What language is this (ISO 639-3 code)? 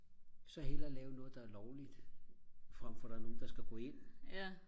dan